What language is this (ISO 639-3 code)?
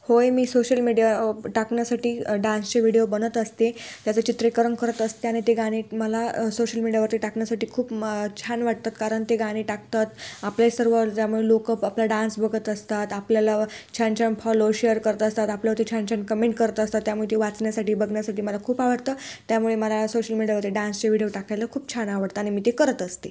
mar